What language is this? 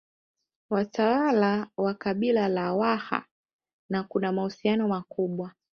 Swahili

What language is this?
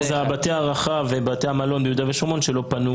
Hebrew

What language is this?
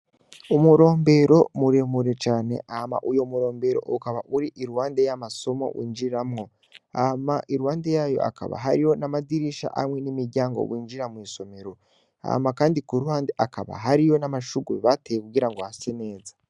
Rundi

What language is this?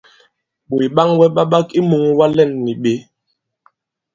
Bankon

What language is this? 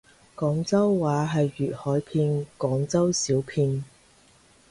Cantonese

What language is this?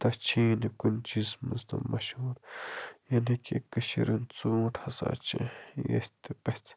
Kashmiri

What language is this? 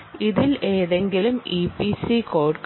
Malayalam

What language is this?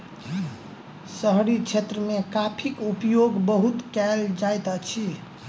Maithili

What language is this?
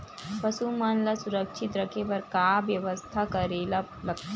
Chhattisgarhi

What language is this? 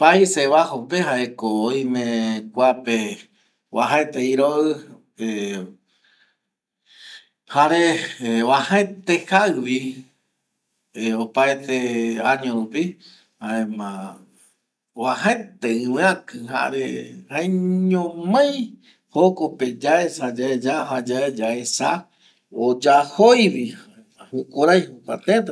Eastern Bolivian Guaraní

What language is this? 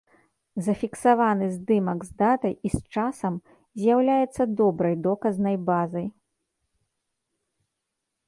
Belarusian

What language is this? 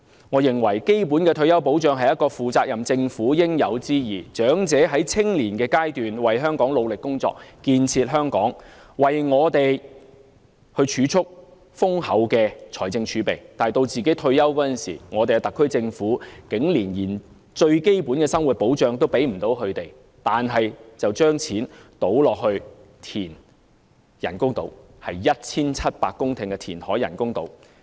Cantonese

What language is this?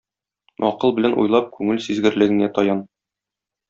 Tatar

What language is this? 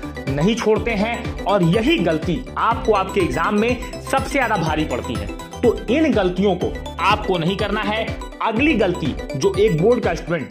Hindi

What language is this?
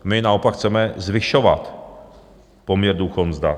Czech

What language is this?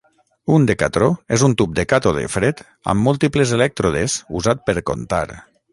Catalan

